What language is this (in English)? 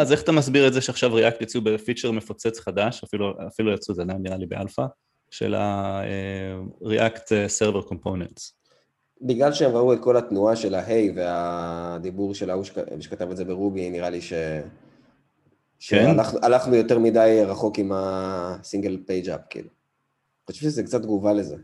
Hebrew